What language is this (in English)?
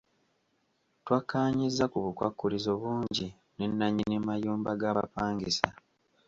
Ganda